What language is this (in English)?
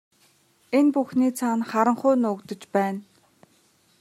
Mongolian